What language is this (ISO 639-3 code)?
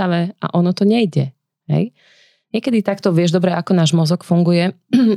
slk